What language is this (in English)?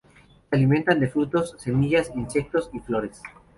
Spanish